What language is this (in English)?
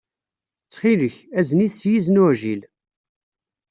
Kabyle